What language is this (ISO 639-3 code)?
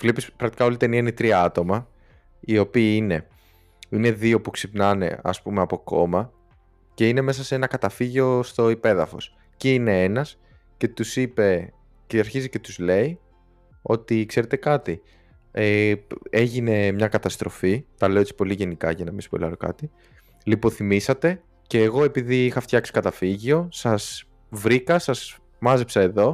ell